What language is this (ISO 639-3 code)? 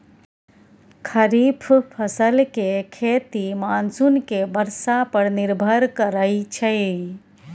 mai